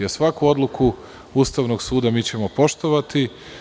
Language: Serbian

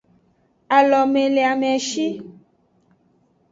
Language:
Aja (Benin)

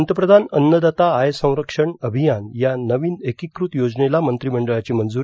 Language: Marathi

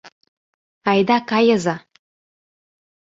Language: Mari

